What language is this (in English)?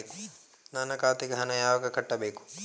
Kannada